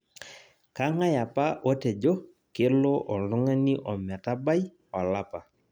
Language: Masai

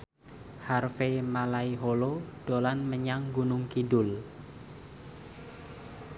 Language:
Javanese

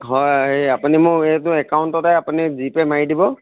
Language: Assamese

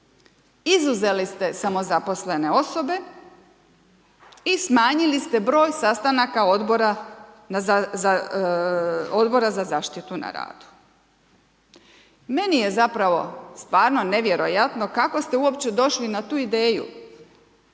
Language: Croatian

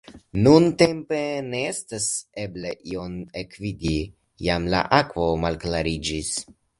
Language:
Esperanto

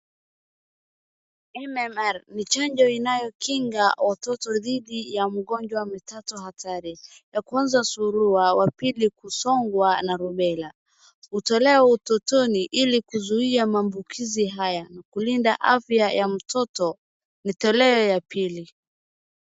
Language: Swahili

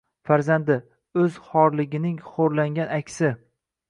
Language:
Uzbek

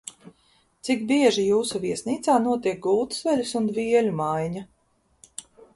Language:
Latvian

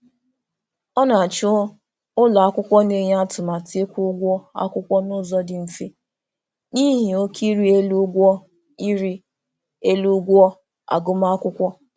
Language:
Igbo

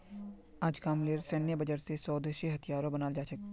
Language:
Magahi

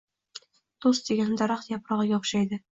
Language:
Uzbek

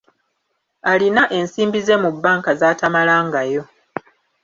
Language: Ganda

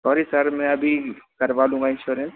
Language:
Hindi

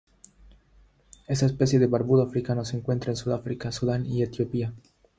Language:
Spanish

